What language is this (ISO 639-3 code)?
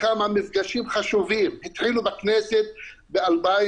heb